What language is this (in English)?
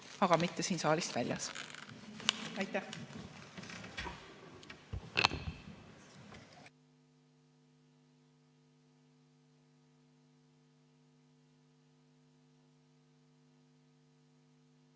Estonian